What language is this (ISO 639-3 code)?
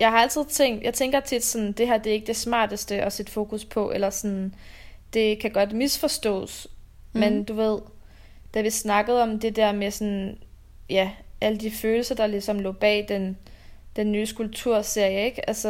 dan